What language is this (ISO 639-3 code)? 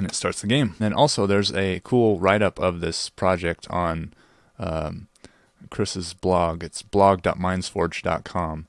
eng